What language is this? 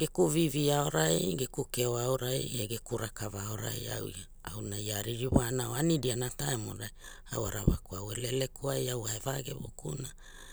Hula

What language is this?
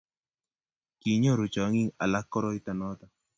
Kalenjin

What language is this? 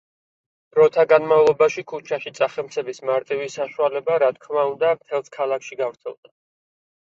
Georgian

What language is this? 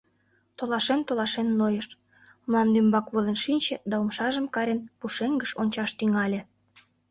Mari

